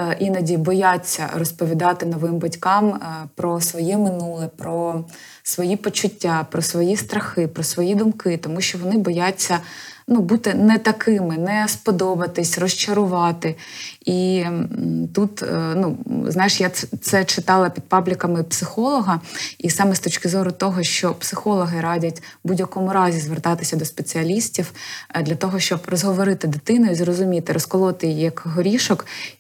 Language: Ukrainian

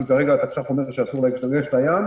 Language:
Hebrew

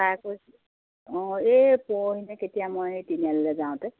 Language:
Assamese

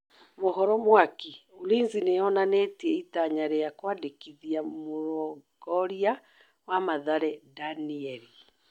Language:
Kikuyu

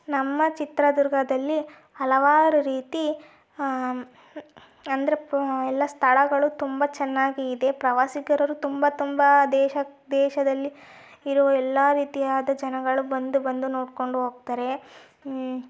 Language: Kannada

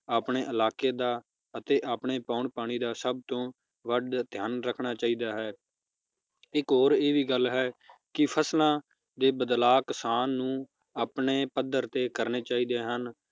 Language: Punjabi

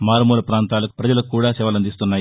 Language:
Telugu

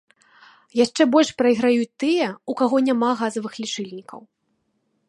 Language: Belarusian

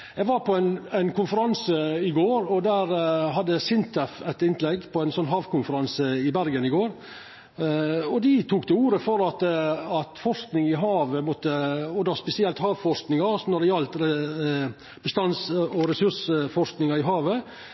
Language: Norwegian Nynorsk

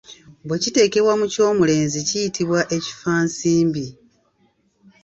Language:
Ganda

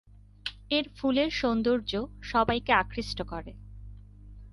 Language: Bangla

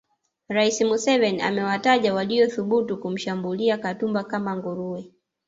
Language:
Swahili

